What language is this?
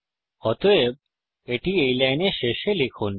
Bangla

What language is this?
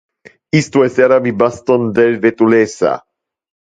Interlingua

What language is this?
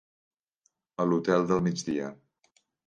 Catalan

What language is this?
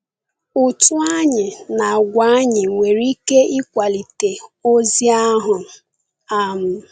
Igbo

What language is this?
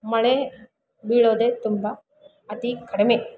Kannada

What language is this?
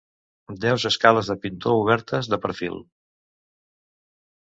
Catalan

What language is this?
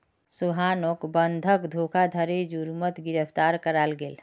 Magahi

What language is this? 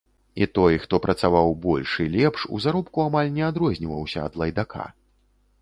Belarusian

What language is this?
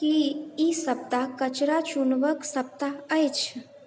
Maithili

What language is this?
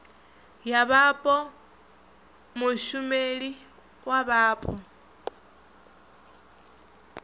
Venda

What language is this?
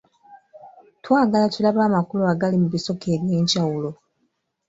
Ganda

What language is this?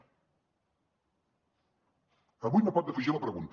Catalan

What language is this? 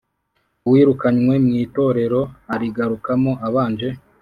Kinyarwanda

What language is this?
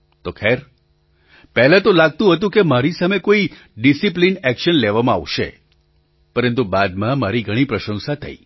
Gujarati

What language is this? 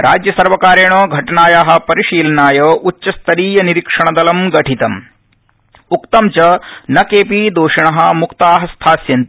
Sanskrit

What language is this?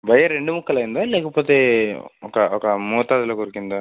Telugu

